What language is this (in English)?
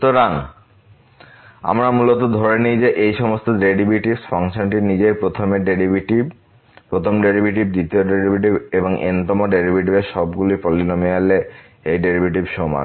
Bangla